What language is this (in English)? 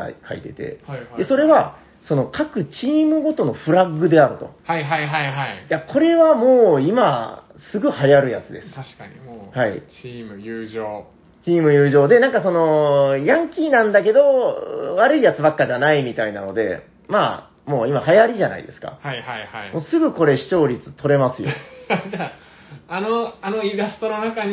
Japanese